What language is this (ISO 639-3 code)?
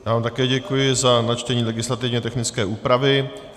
ces